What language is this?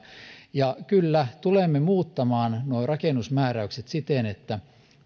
Finnish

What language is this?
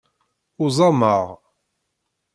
Kabyle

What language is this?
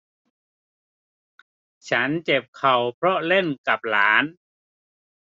Thai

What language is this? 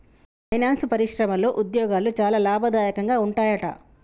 Telugu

